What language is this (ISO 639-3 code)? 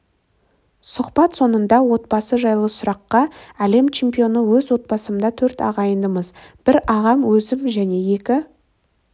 kaz